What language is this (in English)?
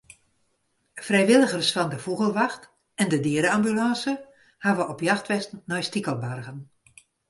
Western Frisian